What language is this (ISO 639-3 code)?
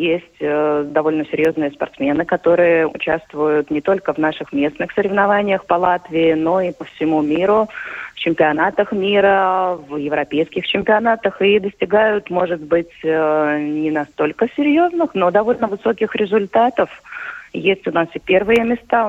rus